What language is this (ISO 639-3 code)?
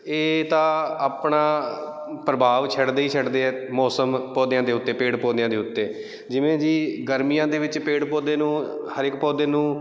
pan